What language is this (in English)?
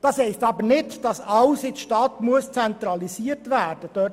Swiss German